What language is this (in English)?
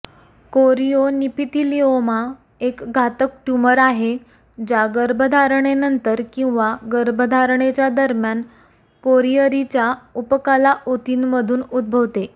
Marathi